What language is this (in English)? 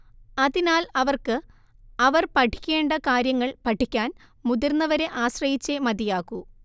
Malayalam